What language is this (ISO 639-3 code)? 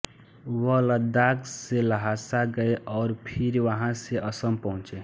hin